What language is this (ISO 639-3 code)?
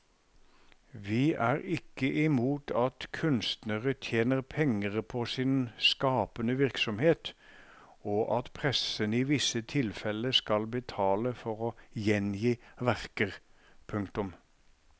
nor